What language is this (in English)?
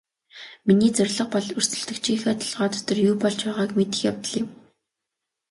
Mongolian